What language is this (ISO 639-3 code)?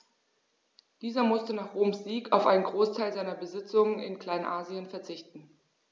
deu